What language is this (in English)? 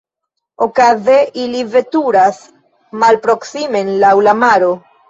Esperanto